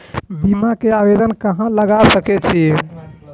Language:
Maithili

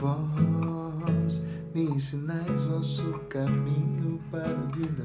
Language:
Portuguese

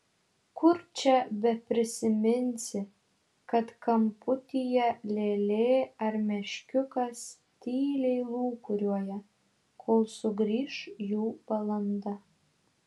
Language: Lithuanian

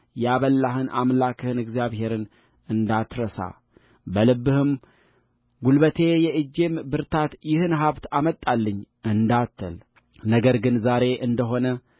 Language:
Amharic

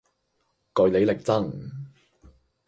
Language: Cantonese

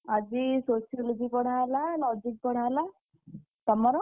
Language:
Odia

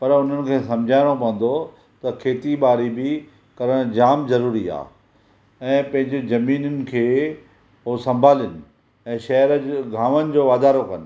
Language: Sindhi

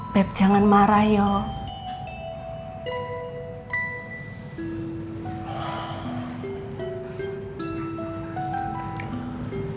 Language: Indonesian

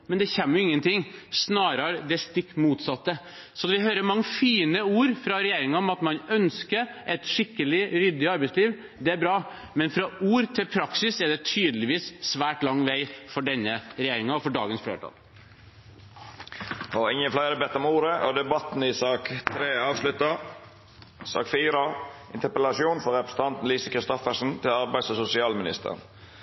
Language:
Norwegian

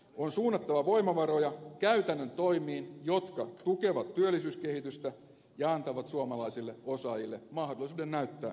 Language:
Finnish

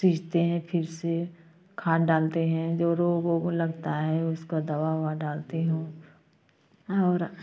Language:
Hindi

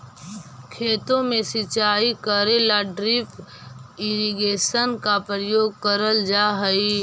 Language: Magahi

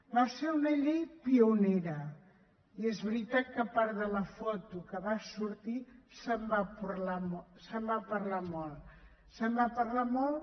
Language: Catalan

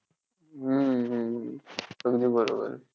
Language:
Marathi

